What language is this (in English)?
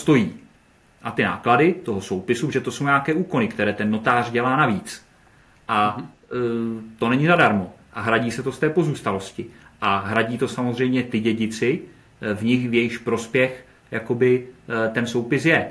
Czech